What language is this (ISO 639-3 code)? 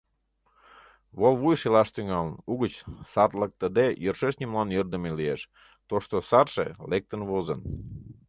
chm